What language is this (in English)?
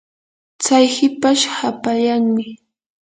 Yanahuanca Pasco Quechua